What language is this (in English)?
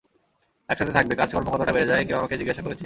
Bangla